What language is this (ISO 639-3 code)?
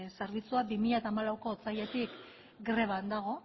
eus